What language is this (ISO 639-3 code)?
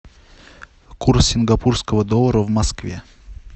rus